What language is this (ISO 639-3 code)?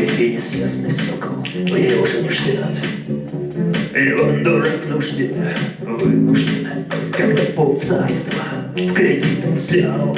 rus